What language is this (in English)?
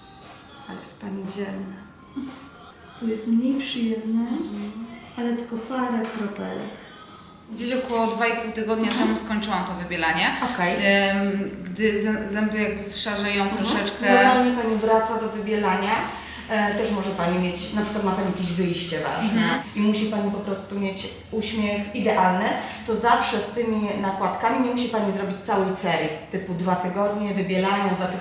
Polish